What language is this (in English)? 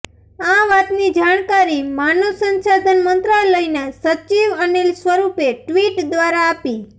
Gujarati